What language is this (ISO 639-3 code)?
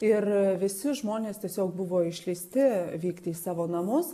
lit